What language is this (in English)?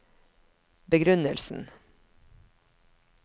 Norwegian